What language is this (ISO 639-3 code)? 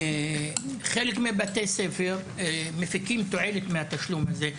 heb